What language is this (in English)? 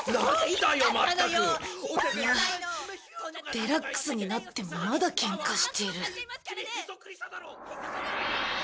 Japanese